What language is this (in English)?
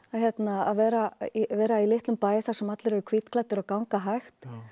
Icelandic